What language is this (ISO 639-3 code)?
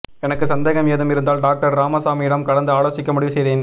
tam